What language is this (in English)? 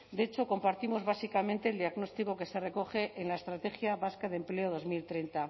Spanish